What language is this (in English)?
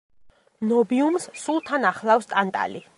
Georgian